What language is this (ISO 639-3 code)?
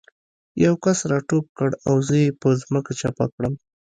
pus